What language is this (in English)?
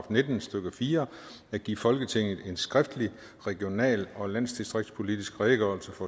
Danish